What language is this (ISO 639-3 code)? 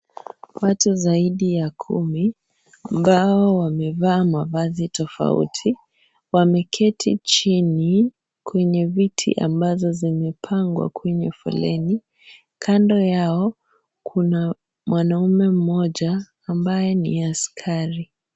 swa